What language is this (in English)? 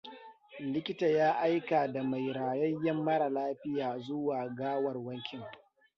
Hausa